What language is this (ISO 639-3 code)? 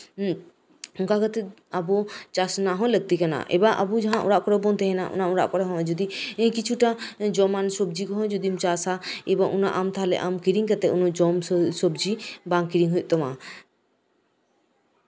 sat